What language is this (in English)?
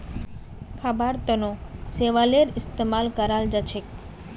Magahi